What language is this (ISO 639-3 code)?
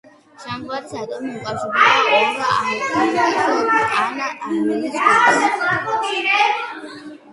kat